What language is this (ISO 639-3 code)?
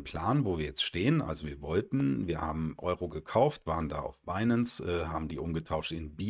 deu